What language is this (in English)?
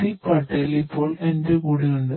Malayalam